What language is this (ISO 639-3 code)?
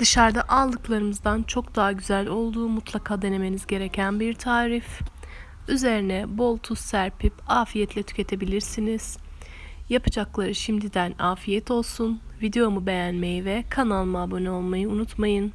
tur